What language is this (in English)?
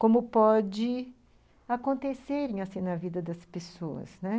Portuguese